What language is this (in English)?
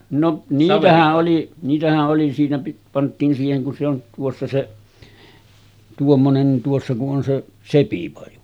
Finnish